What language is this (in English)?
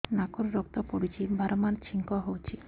Odia